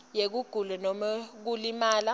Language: Swati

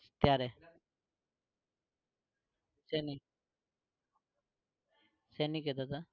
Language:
Gujarati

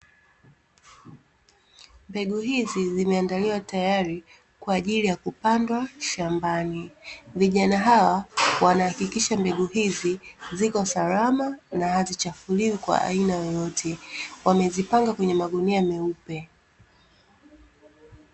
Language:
Swahili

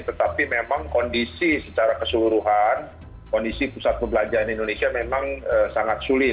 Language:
Indonesian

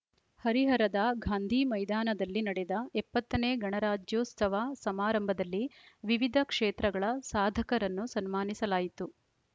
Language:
Kannada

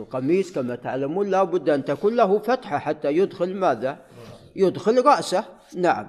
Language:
Arabic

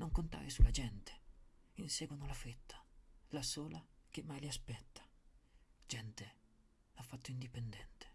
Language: Italian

